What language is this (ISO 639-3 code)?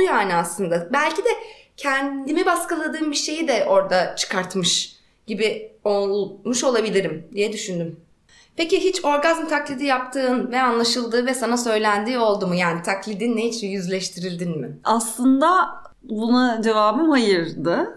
tur